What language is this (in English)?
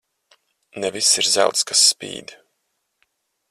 Latvian